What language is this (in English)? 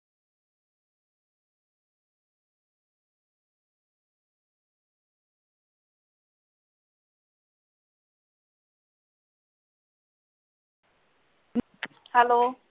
Punjabi